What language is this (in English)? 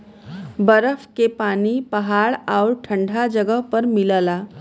Bhojpuri